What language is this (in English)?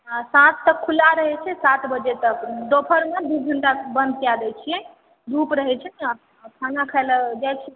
Maithili